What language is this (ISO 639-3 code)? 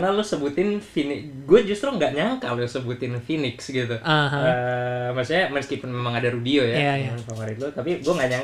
ind